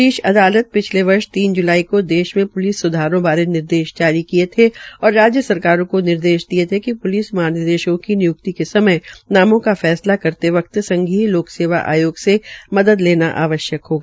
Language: Hindi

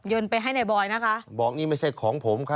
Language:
Thai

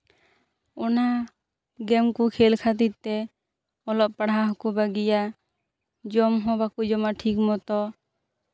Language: Santali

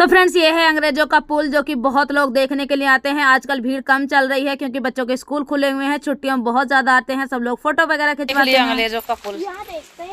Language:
Hindi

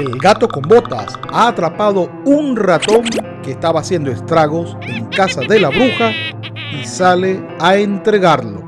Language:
Spanish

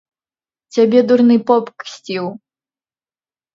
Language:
Belarusian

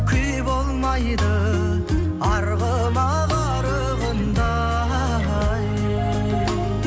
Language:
Kazakh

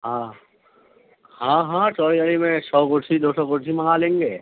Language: Urdu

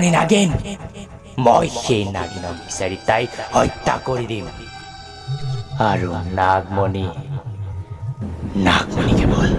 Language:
Hindi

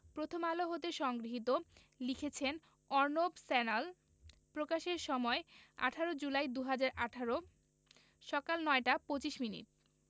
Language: Bangla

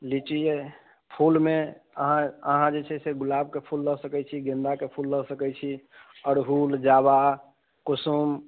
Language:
Maithili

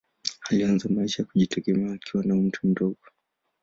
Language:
Swahili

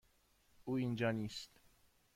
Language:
Persian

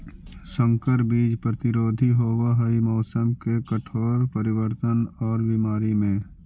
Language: Magahi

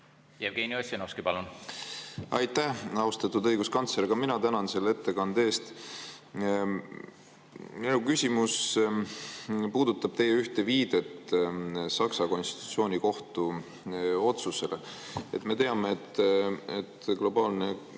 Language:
Estonian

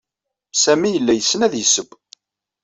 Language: Kabyle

